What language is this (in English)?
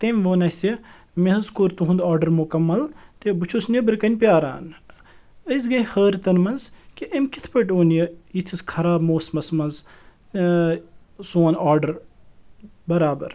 Kashmiri